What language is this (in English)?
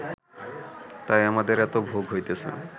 Bangla